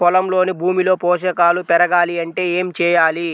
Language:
Telugu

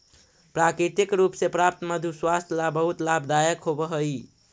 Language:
Magahi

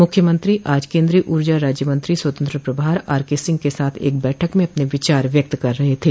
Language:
Hindi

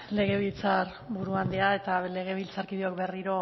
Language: Basque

